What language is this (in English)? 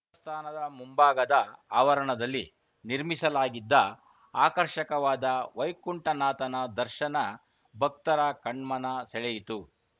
Kannada